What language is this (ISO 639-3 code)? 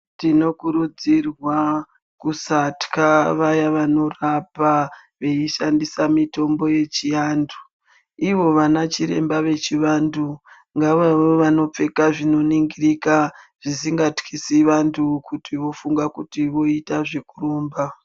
ndc